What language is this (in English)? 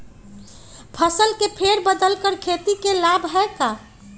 Magahi